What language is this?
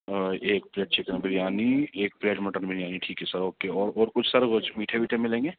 Urdu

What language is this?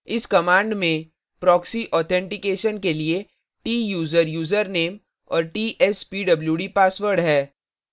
Hindi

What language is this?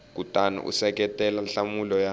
Tsonga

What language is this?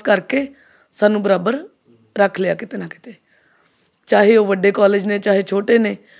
Punjabi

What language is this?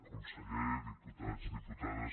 Catalan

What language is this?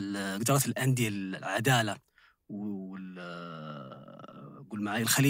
Arabic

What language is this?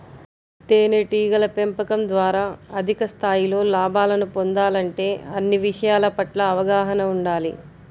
Telugu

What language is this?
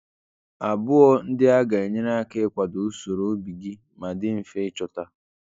Igbo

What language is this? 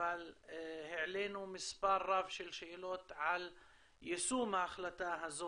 Hebrew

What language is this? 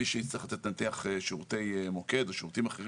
Hebrew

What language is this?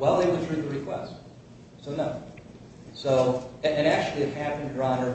English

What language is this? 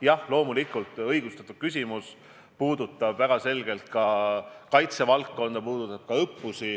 Estonian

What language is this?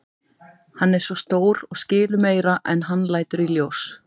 Icelandic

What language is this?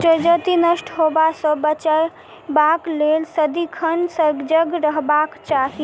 Maithili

